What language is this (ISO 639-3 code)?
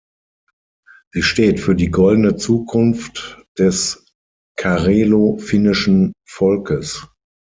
deu